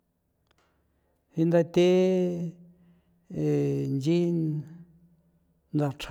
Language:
San Felipe Otlaltepec Popoloca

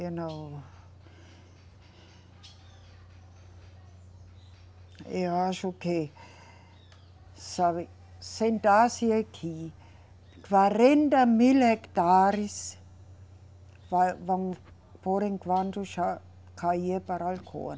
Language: Portuguese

